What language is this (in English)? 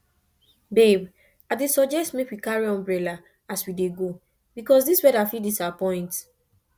Nigerian Pidgin